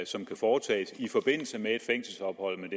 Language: Danish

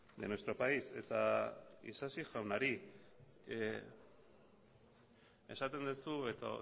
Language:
Basque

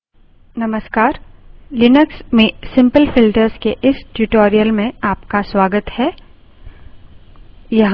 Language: Hindi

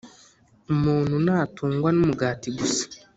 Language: Kinyarwanda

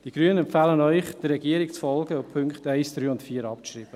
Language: Swiss German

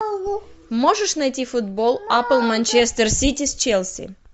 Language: Russian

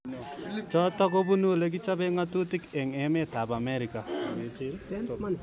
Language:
Kalenjin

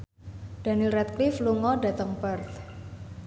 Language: Javanese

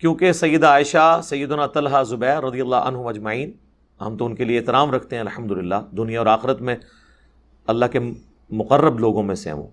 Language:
Urdu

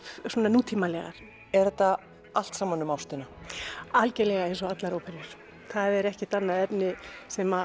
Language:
Icelandic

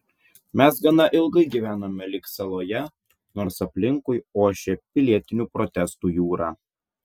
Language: Lithuanian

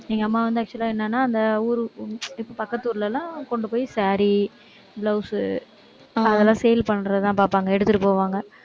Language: Tamil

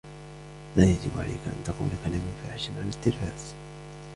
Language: Arabic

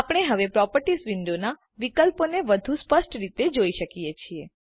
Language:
Gujarati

